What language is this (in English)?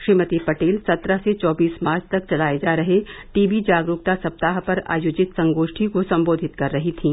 Hindi